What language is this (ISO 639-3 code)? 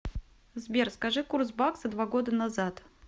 rus